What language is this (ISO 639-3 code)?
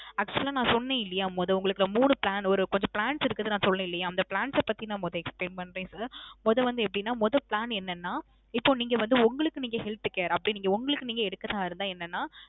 tam